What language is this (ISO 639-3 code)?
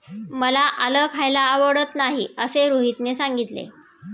mar